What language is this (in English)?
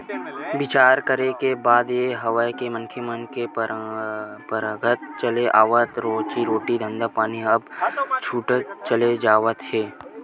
Chhattisgarhi